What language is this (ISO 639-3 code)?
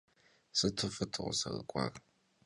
kbd